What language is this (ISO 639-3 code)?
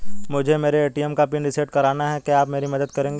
hin